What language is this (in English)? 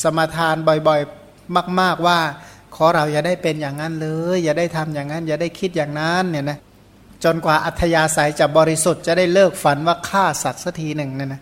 Thai